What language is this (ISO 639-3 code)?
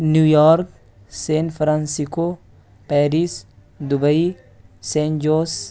urd